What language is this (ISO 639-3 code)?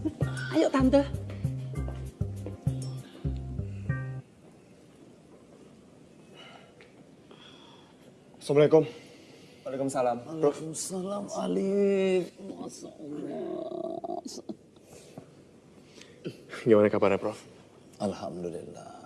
ind